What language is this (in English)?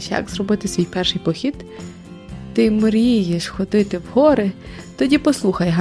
Ukrainian